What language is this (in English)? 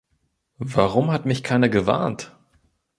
German